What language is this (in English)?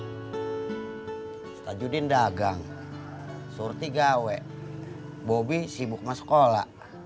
Indonesian